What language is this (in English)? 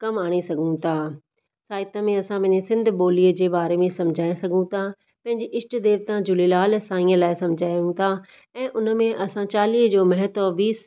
Sindhi